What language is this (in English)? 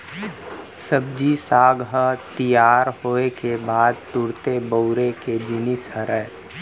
Chhattisgarhi